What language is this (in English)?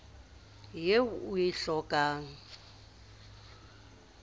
Southern Sotho